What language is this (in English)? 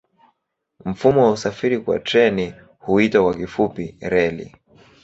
Swahili